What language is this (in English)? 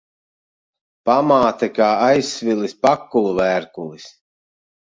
Latvian